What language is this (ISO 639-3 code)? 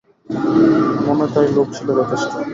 ben